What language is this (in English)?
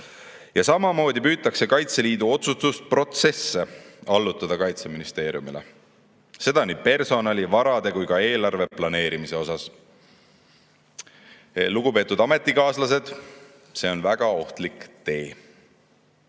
Estonian